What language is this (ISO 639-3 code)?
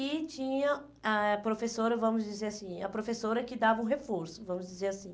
por